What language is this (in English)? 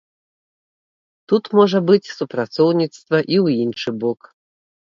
Belarusian